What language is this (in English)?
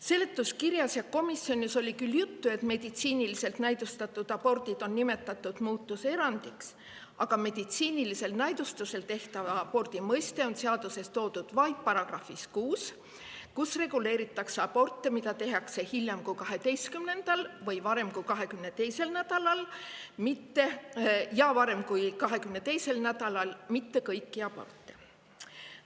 Estonian